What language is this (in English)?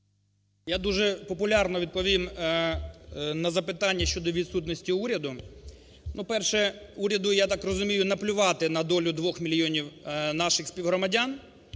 Ukrainian